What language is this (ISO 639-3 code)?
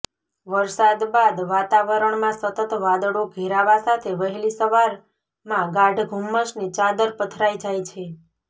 guj